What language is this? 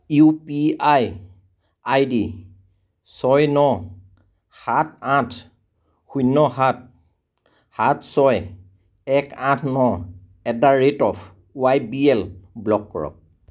Assamese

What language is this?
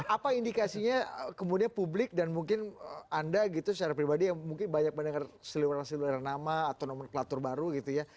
Indonesian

